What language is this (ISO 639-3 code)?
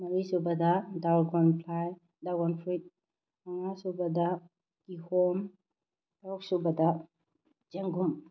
mni